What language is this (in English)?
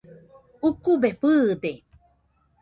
Nüpode Huitoto